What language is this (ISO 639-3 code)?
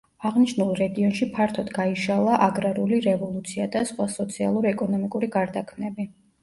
kat